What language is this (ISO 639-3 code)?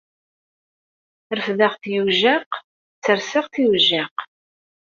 kab